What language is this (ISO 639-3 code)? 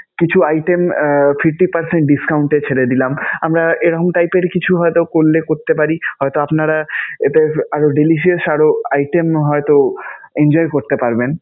ben